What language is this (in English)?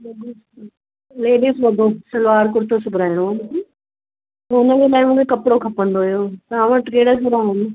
Sindhi